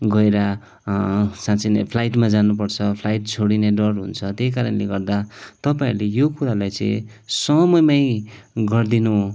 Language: Nepali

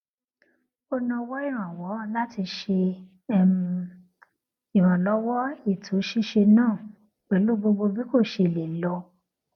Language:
Yoruba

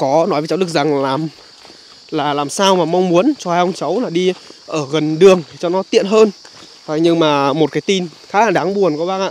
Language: Vietnamese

